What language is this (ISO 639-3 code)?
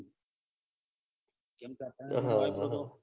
guj